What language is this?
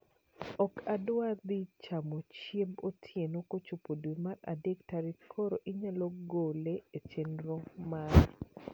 Luo (Kenya and Tanzania)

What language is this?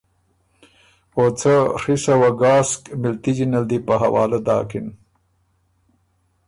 Ormuri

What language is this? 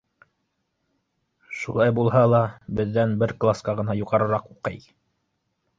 Bashkir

